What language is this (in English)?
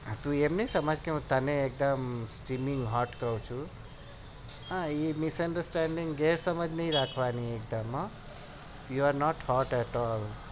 Gujarati